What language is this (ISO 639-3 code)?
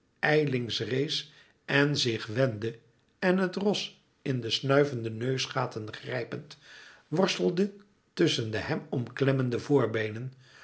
nld